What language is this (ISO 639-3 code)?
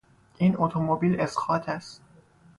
fas